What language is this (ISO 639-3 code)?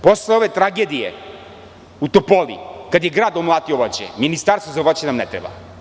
srp